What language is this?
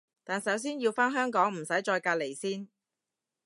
Cantonese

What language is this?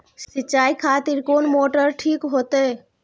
Maithili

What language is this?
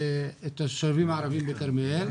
Hebrew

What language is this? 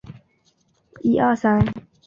Chinese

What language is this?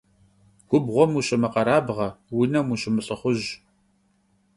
Kabardian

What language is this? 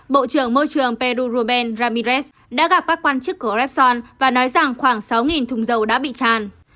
Vietnamese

